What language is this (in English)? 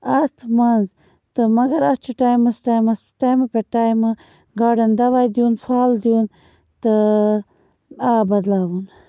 Kashmiri